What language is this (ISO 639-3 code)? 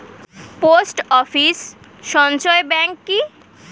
ben